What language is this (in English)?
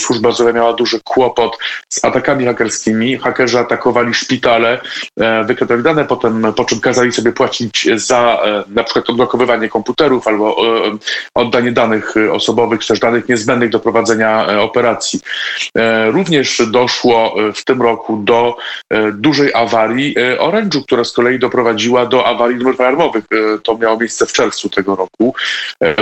Polish